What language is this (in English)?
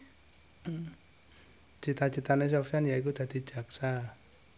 Javanese